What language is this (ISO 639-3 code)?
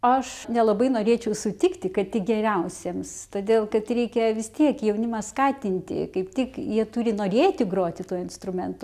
lit